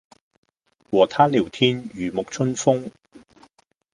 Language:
Cantonese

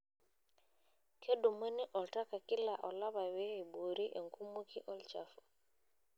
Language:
Masai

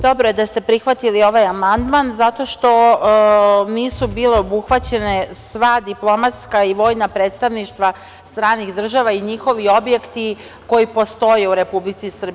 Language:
Serbian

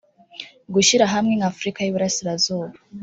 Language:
Kinyarwanda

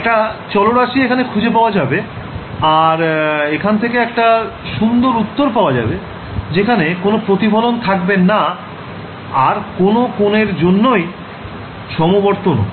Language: Bangla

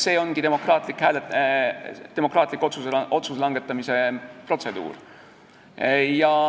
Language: Estonian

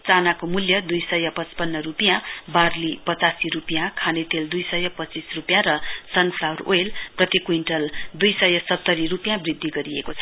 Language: Nepali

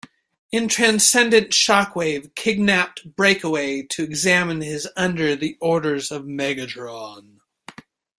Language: English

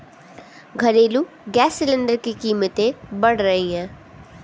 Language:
Hindi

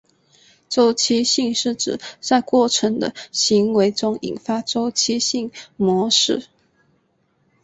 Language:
Chinese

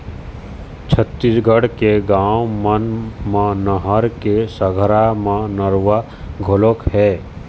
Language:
Chhattisgarhi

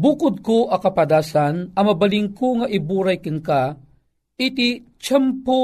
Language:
Filipino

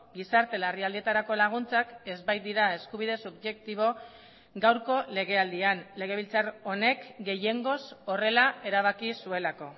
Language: Basque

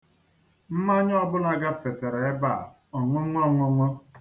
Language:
Igbo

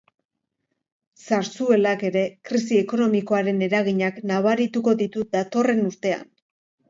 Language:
Basque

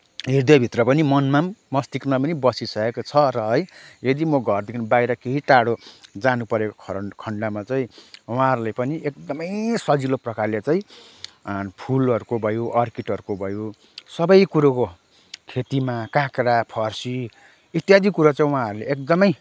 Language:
Nepali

